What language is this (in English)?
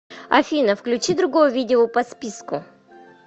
Russian